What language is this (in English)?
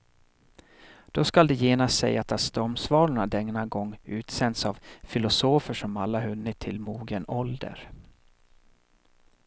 Swedish